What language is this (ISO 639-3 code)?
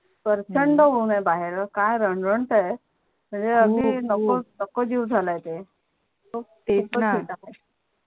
mar